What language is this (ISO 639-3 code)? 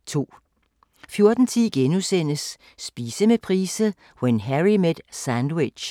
dan